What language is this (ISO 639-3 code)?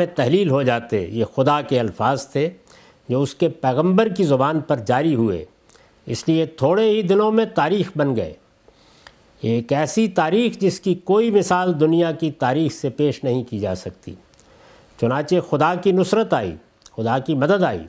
urd